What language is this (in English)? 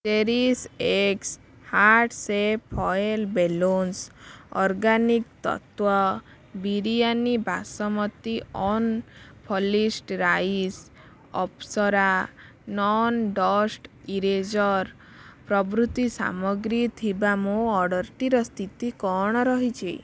Odia